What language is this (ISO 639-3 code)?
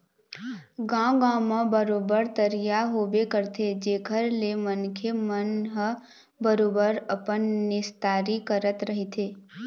hne